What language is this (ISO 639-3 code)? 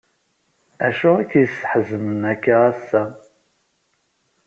kab